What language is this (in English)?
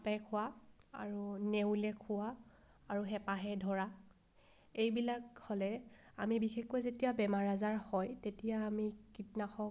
Assamese